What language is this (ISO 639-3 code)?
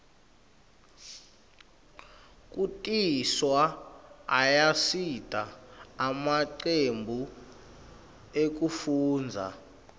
ssw